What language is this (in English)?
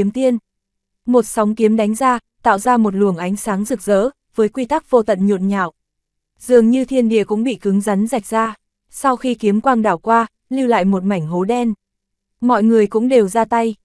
Vietnamese